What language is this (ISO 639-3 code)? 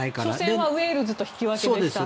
jpn